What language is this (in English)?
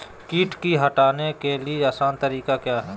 Magahi